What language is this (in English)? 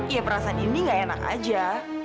Indonesian